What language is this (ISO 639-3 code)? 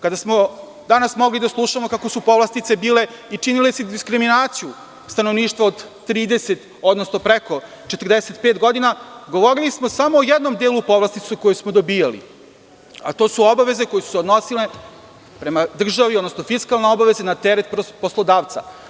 srp